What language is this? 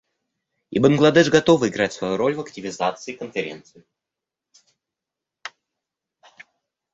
Russian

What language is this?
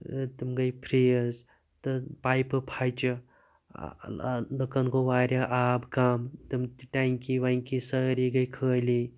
Kashmiri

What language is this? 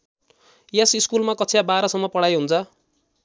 Nepali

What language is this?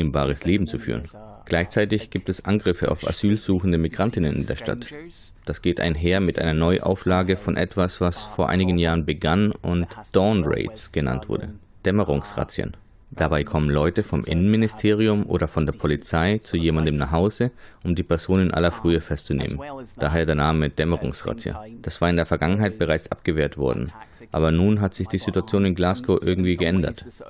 German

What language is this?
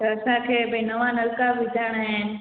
Sindhi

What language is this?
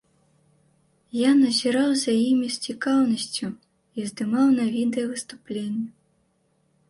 Belarusian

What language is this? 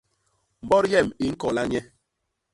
Basaa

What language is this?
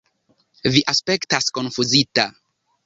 Esperanto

